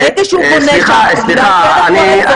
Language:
Hebrew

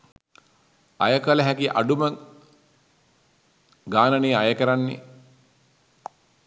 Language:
Sinhala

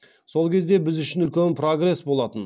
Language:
Kazakh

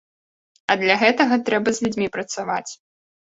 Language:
Belarusian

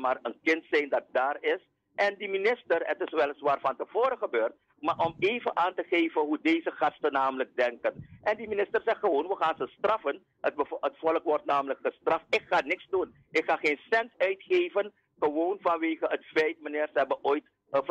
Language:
Dutch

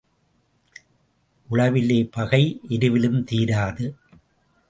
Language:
Tamil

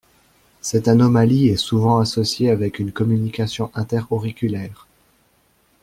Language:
French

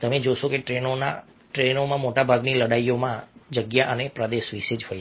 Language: Gujarati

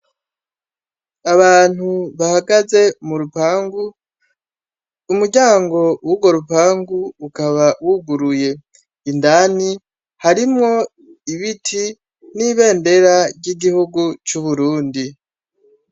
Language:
Rundi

